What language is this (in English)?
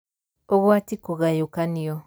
Kikuyu